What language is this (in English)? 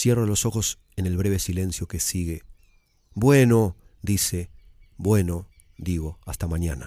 Spanish